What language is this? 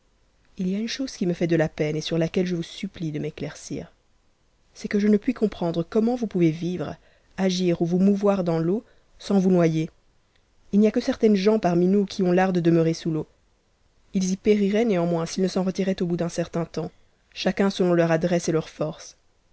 French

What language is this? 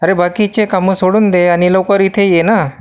Marathi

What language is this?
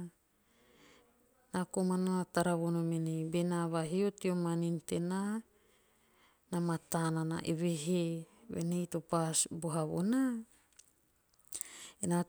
Teop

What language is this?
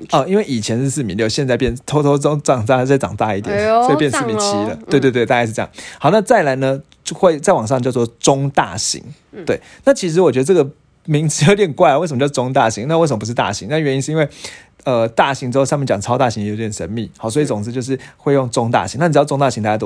Chinese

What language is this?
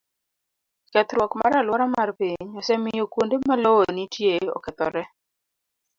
Luo (Kenya and Tanzania)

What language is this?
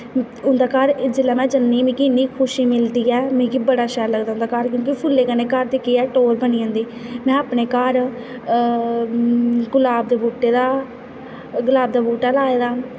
Dogri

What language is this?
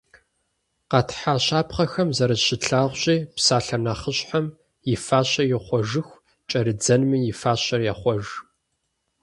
Kabardian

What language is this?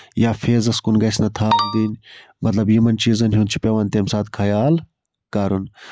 Kashmiri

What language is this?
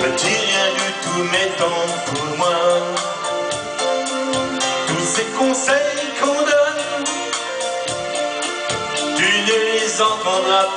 Ukrainian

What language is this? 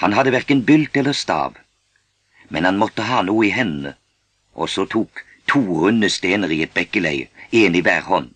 Norwegian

